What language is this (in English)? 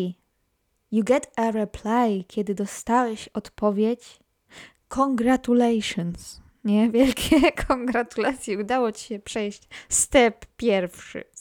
Polish